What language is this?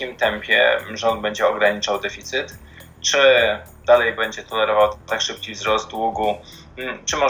Polish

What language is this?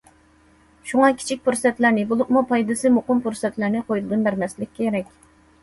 Uyghur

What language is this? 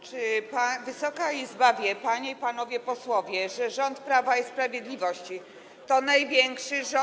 Polish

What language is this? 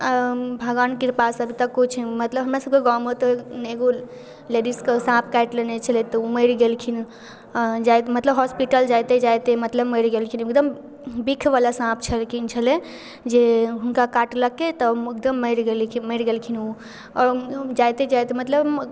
Maithili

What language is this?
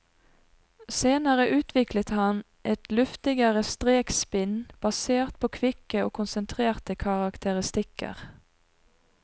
Norwegian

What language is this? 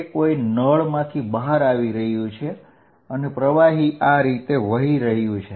Gujarati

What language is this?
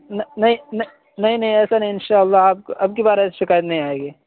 Urdu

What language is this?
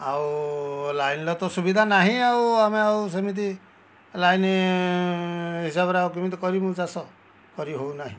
Odia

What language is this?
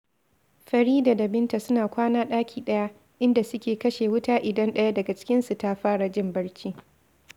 Hausa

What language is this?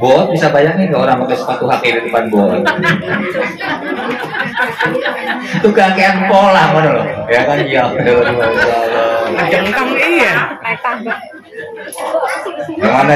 Indonesian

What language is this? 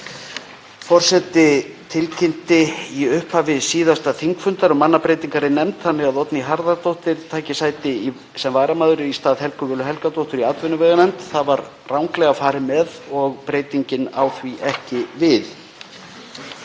Icelandic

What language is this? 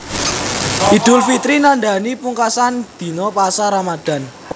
Javanese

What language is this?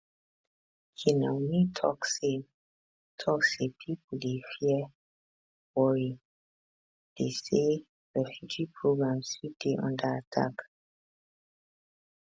Nigerian Pidgin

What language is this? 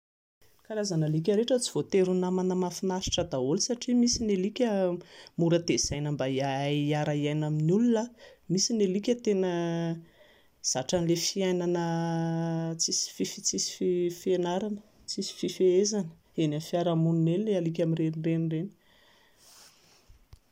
Malagasy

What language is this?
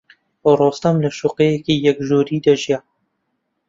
Central Kurdish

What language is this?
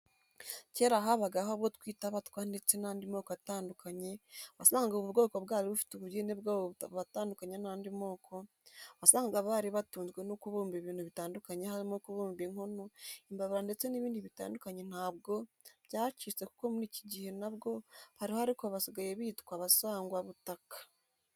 Kinyarwanda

